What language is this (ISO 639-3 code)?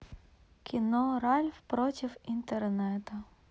rus